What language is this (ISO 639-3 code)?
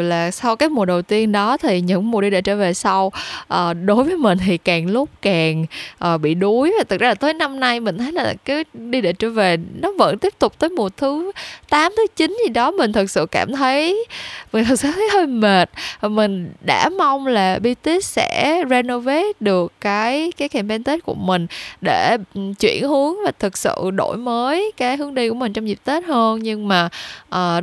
vie